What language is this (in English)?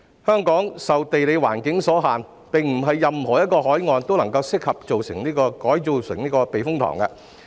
Cantonese